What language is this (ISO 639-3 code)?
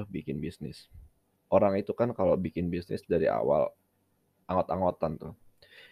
ind